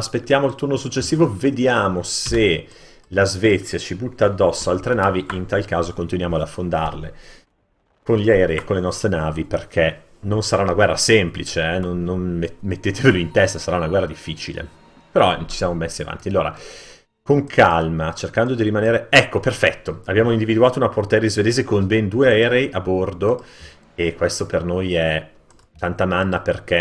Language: Italian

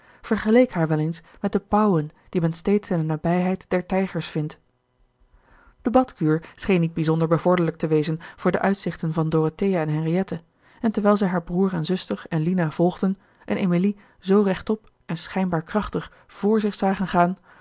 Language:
Dutch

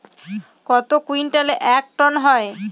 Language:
Bangla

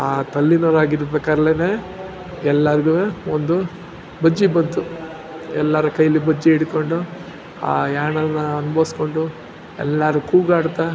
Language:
Kannada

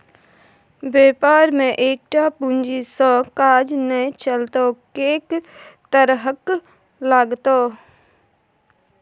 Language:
Maithili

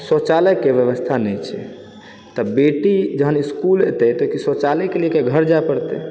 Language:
Maithili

